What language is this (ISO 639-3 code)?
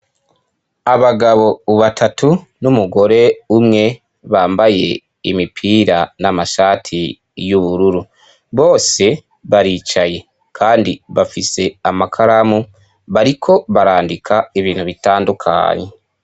run